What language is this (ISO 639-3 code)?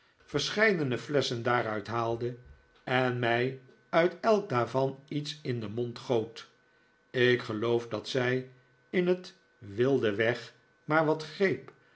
nld